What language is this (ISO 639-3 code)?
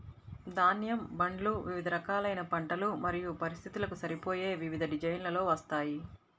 tel